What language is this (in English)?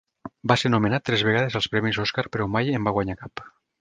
Catalan